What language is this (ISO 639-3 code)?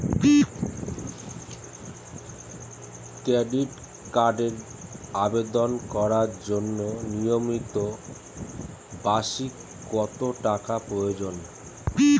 ben